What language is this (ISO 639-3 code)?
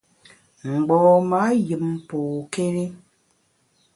bax